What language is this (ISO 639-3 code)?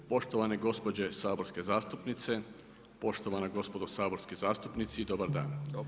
hrv